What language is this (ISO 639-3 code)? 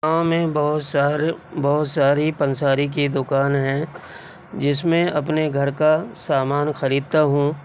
urd